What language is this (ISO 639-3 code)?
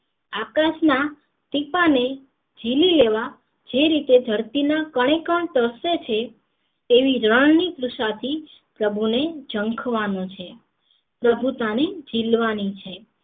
guj